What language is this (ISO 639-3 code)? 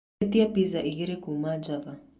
kik